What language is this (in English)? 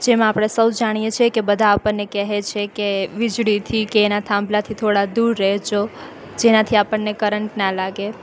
Gujarati